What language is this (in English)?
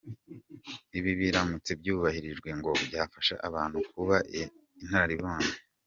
Kinyarwanda